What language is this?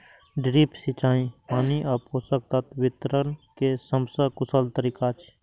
Maithili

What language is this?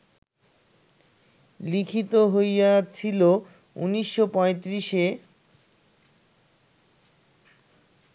Bangla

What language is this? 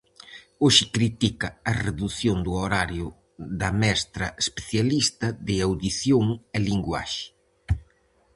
Galician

